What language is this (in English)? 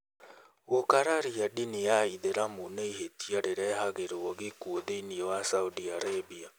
Kikuyu